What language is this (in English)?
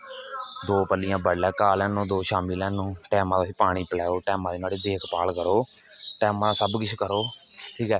Dogri